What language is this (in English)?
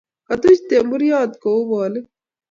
Kalenjin